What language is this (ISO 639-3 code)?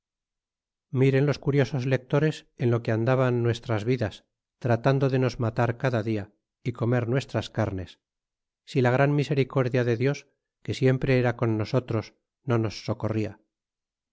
spa